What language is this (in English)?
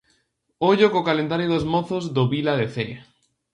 Galician